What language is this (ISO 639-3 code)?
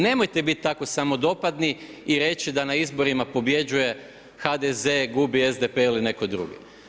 hrv